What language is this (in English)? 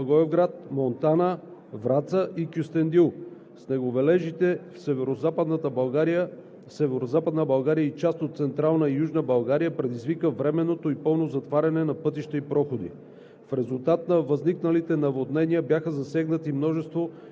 Bulgarian